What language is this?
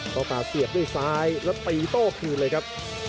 Thai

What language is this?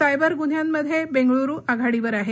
Marathi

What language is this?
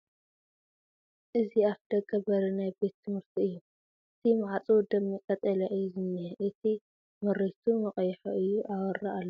Tigrinya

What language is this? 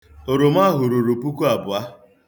Igbo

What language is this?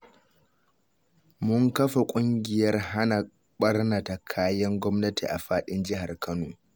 Hausa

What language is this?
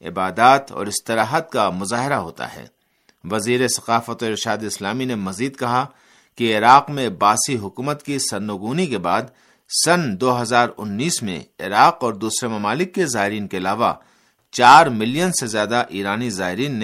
Urdu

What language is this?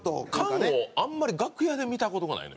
Japanese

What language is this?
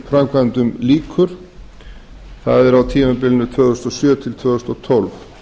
Icelandic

